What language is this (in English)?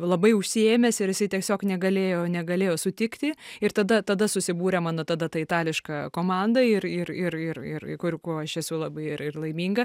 Lithuanian